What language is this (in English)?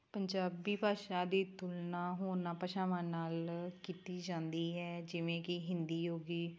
Punjabi